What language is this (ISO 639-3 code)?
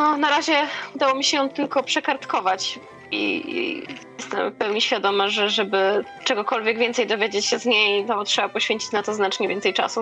pol